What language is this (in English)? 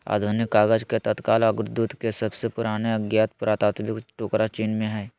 Magahi